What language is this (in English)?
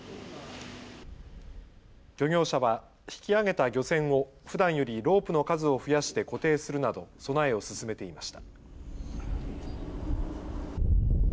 Japanese